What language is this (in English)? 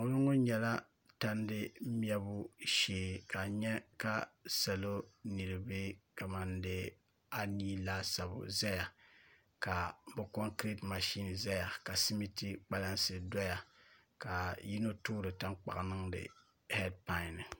Dagbani